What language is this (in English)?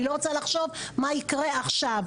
Hebrew